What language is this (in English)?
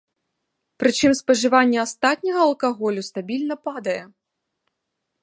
Belarusian